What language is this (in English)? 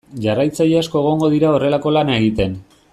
Basque